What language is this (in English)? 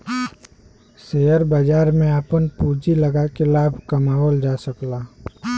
Bhojpuri